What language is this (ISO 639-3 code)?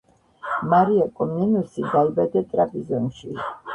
kat